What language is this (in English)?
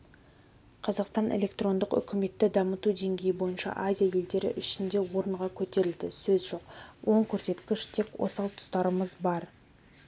Kazakh